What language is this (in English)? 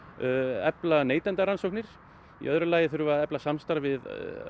Icelandic